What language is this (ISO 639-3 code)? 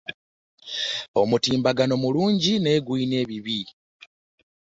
lug